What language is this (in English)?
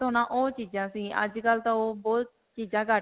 Punjabi